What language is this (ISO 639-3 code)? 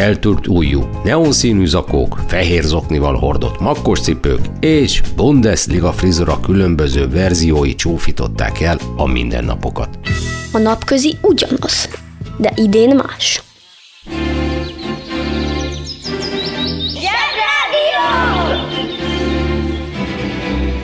hun